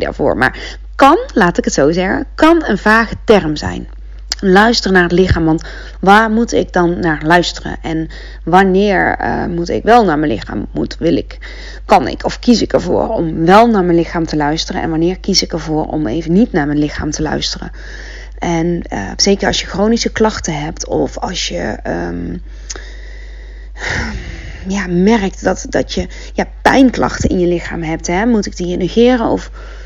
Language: Dutch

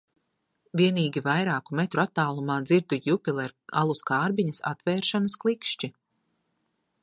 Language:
Latvian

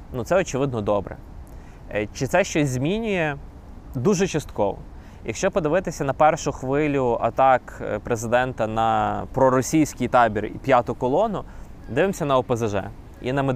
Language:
Ukrainian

